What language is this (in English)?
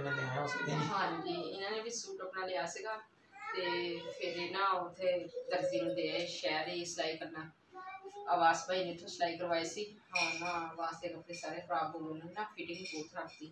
Hindi